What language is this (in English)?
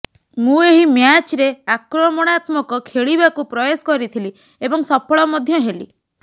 Odia